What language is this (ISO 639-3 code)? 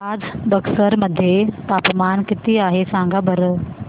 mar